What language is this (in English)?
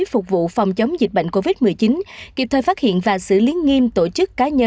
Vietnamese